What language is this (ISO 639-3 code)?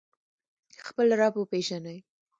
pus